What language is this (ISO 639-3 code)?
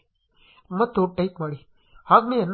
kan